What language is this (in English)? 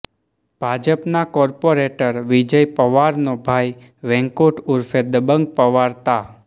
Gujarati